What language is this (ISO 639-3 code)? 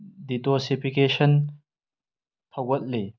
mni